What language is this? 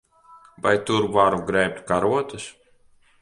Latvian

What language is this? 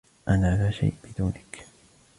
Arabic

